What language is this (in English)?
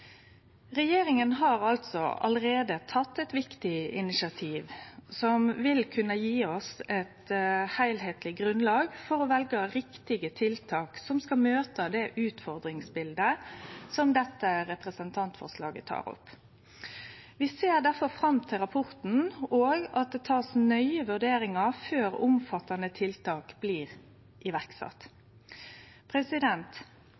Norwegian Nynorsk